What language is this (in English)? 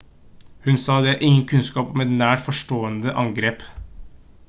Norwegian Bokmål